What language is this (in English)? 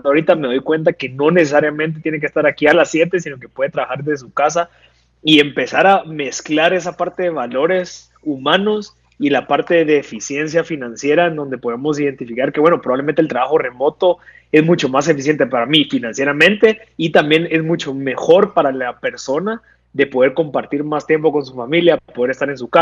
Spanish